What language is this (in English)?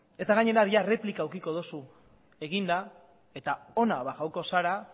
Basque